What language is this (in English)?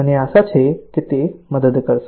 Gujarati